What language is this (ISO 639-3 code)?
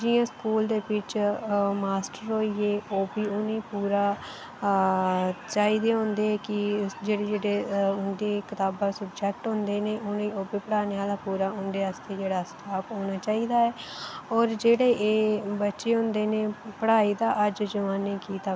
doi